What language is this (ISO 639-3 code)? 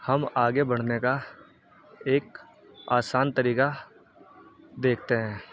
urd